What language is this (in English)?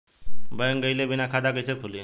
Bhojpuri